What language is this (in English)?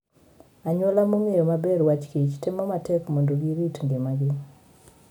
Luo (Kenya and Tanzania)